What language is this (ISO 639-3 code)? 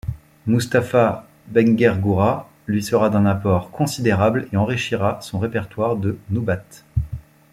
fra